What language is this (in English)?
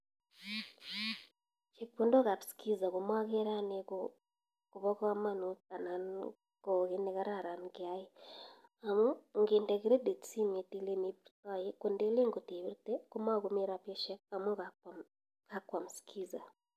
Kalenjin